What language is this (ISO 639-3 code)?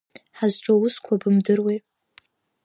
abk